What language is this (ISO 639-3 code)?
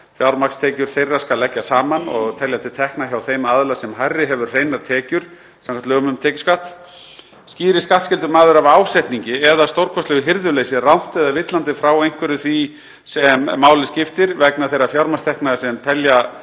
isl